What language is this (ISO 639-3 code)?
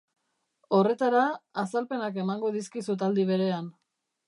eus